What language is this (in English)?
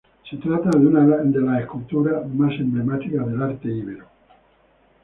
Spanish